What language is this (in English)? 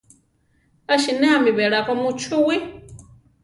Central Tarahumara